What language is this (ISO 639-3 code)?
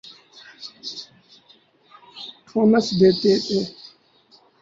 urd